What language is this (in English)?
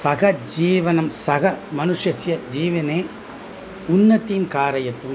Sanskrit